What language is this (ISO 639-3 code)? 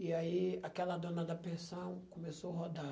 por